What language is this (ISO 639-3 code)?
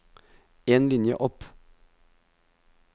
nor